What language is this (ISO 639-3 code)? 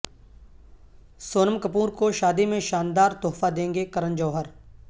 urd